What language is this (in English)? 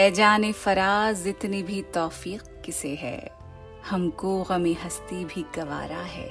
Hindi